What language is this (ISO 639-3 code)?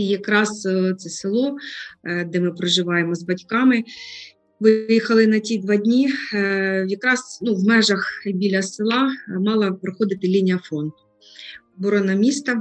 ukr